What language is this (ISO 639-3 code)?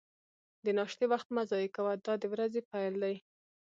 pus